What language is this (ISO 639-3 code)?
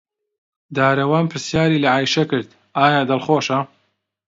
ckb